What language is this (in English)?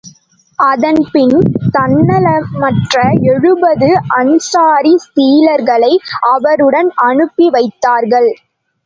Tamil